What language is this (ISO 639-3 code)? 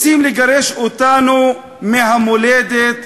heb